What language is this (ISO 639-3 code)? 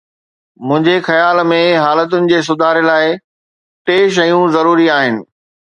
snd